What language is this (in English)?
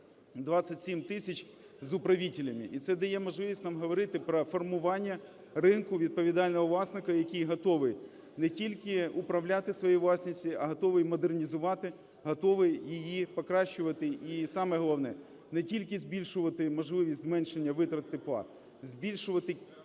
Ukrainian